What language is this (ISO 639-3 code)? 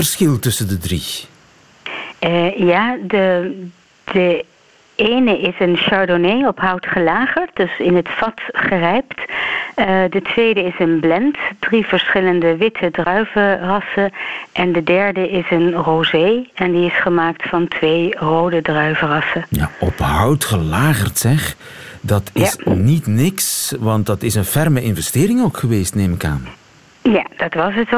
nld